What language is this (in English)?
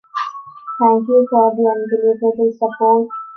English